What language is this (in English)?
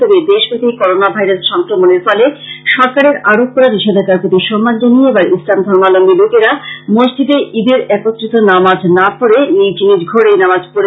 Bangla